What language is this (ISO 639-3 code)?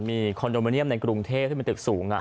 tha